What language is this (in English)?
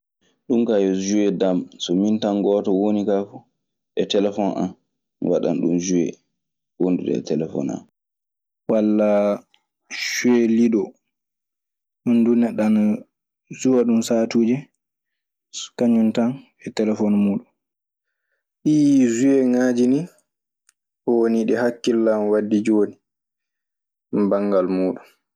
Maasina Fulfulde